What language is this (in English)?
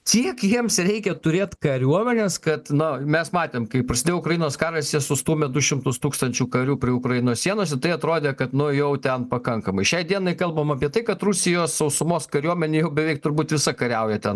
Lithuanian